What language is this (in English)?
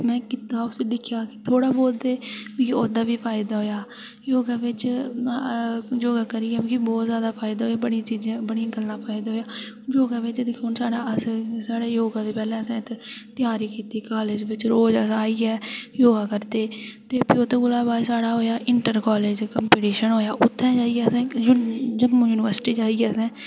Dogri